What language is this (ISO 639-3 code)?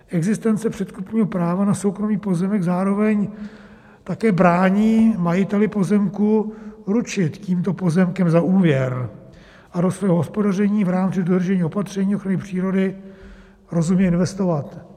ces